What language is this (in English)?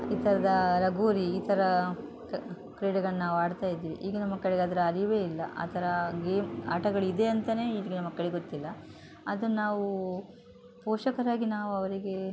Kannada